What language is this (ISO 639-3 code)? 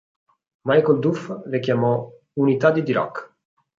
ita